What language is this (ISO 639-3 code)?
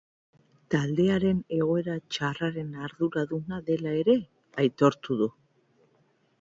eus